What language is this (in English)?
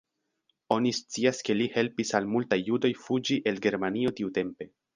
Esperanto